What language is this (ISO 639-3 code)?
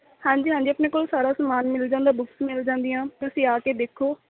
pan